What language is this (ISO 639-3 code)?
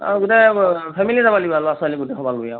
asm